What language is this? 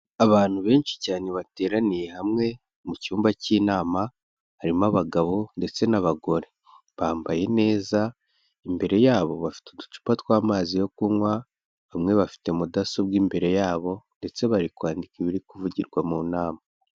Kinyarwanda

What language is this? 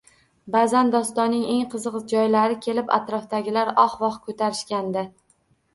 Uzbek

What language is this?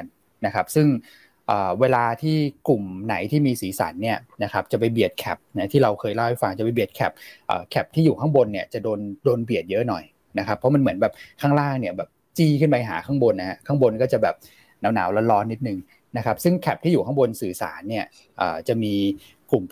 Thai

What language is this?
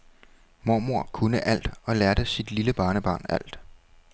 Danish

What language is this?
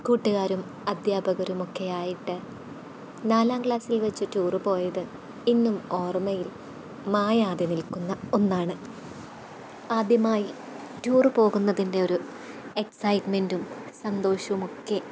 Malayalam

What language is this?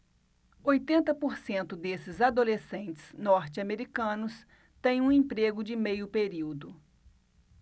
Portuguese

